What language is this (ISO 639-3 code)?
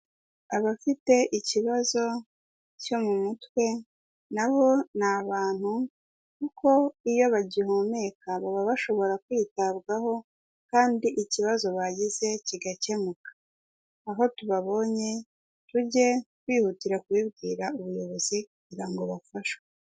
kin